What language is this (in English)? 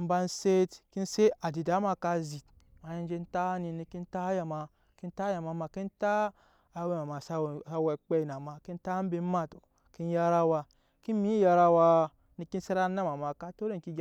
Nyankpa